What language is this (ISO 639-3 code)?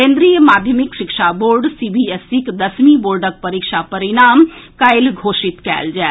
mai